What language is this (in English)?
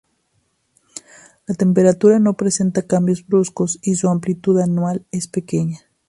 Spanish